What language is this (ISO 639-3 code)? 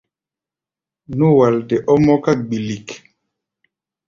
gba